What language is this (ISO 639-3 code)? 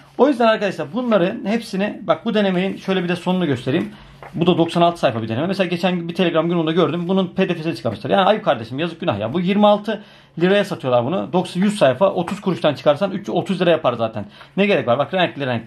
tur